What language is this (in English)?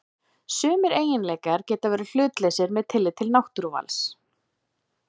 Icelandic